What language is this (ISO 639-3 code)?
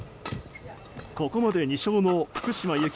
jpn